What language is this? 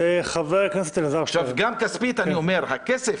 Hebrew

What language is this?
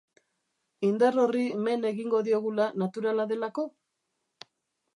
Basque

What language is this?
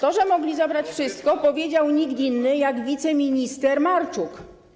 Polish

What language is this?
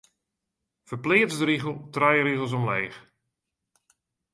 Western Frisian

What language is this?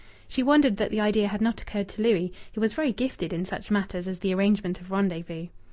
English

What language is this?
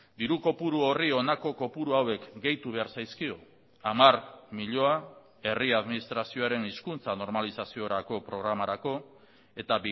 Basque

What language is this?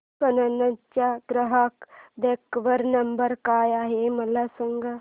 Marathi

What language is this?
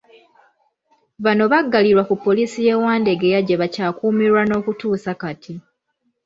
Ganda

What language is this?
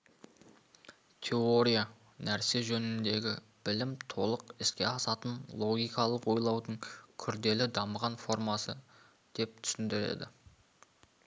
Kazakh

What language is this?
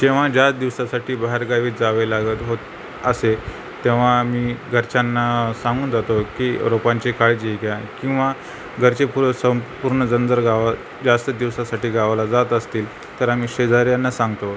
Marathi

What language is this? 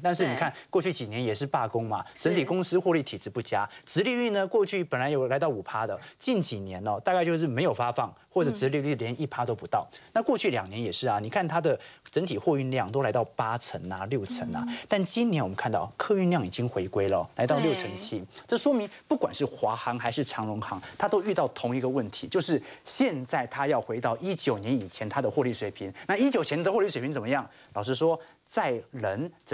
Chinese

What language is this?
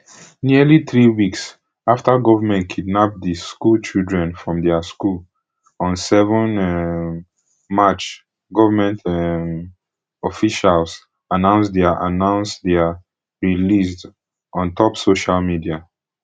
Nigerian Pidgin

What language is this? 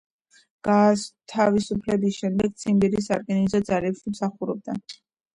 Georgian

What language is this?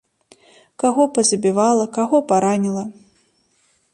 Belarusian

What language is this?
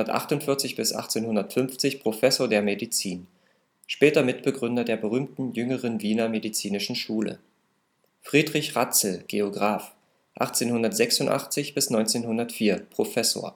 German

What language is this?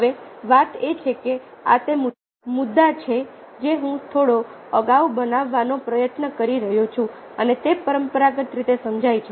Gujarati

